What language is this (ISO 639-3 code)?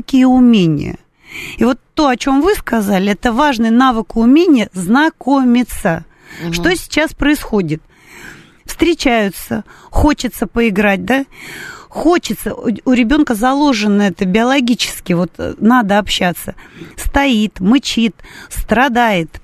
rus